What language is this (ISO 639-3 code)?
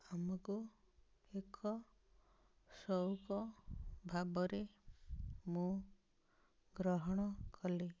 ori